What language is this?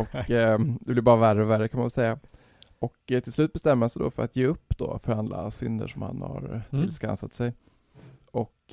Swedish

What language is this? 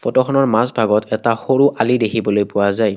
Assamese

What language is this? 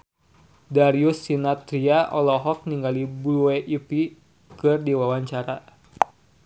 Sundanese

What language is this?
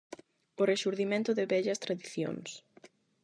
Galician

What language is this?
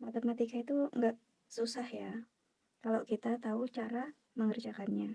Indonesian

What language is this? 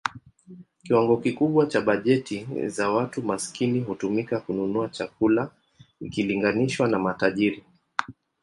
Swahili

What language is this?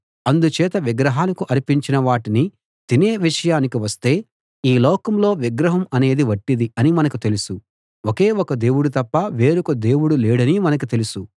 Telugu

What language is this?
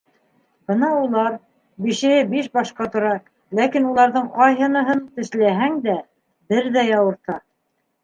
Bashkir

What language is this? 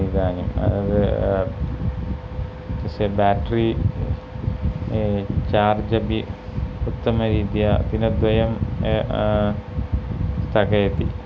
Sanskrit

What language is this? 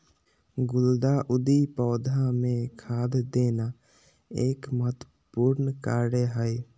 Magahi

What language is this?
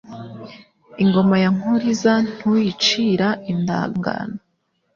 Kinyarwanda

